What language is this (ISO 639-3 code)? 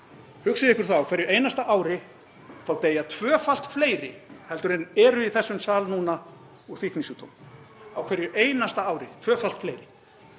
isl